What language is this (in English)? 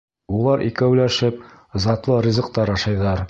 Bashkir